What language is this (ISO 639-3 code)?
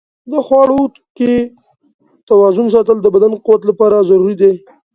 pus